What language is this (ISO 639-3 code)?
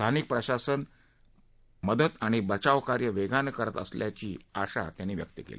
mar